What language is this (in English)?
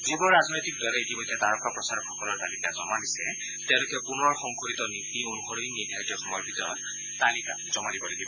Assamese